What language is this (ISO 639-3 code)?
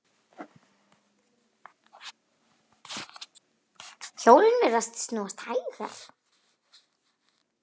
isl